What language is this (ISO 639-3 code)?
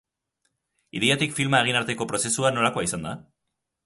eus